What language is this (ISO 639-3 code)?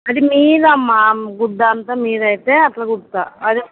tel